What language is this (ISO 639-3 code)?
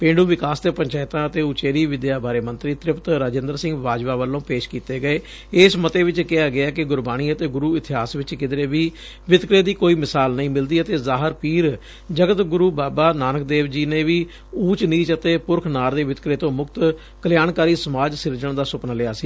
pan